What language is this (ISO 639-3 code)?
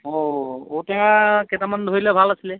asm